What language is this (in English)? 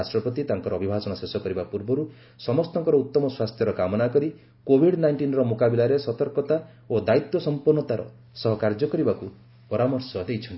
Odia